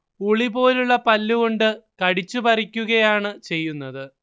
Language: Malayalam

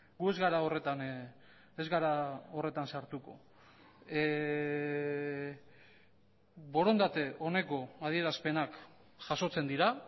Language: Basque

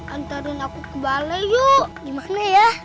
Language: Indonesian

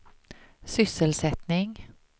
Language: Swedish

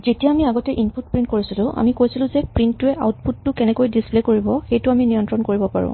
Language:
Assamese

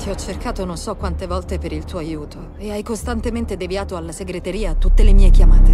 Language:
Italian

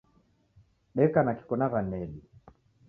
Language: Taita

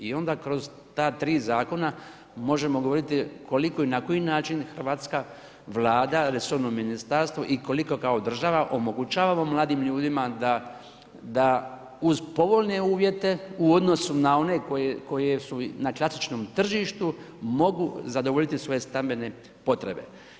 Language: Croatian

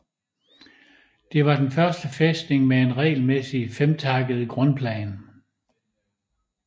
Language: Danish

